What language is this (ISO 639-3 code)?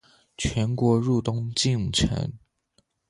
zho